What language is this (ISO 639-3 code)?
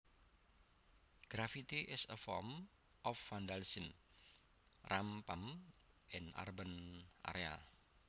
jav